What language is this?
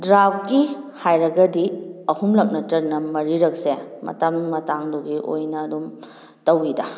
Manipuri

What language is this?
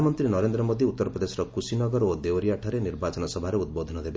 Odia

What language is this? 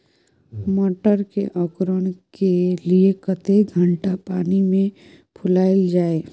Maithili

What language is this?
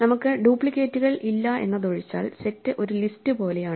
Malayalam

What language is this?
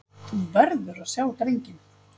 Icelandic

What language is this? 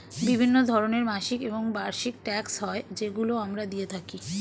Bangla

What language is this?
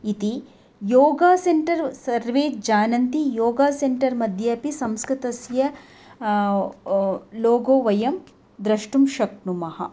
Sanskrit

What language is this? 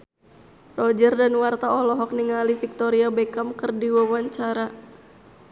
Sundanese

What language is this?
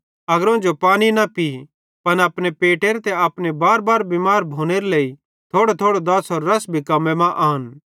Bhadrawahi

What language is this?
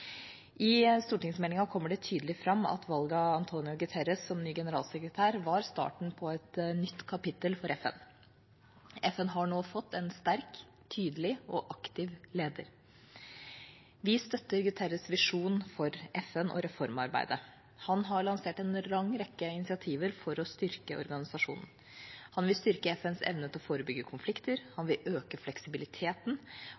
Norwegian Bokmål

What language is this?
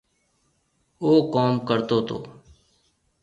Marwari (Pakistan)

